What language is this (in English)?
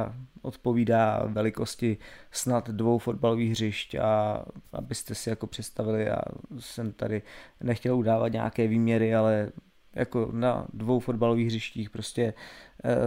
Czech